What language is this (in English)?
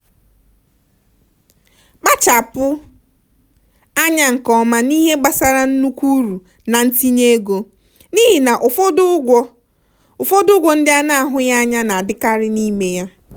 Igbo